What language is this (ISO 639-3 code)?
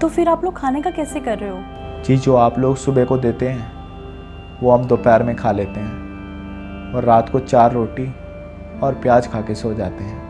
hin